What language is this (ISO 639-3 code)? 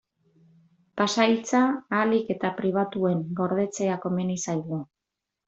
eus